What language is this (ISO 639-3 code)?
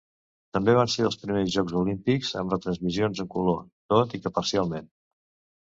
cat